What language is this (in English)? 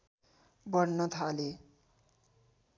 Nepali